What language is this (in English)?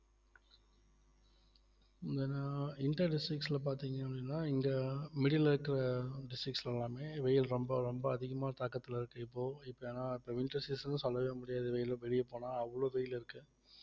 Tamil